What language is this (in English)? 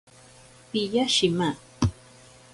Ashéninka Perené